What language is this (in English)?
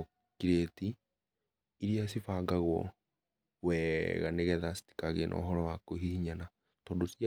Kikuyu